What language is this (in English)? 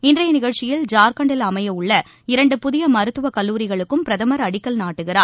Tamil